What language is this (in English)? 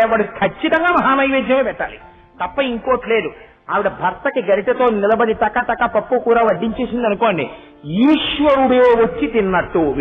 Telugu